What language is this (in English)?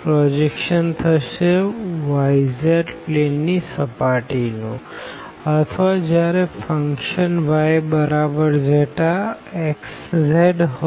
Gujarati